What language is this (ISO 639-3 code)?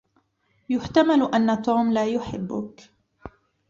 ara